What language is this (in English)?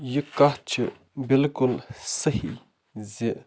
Kashmiri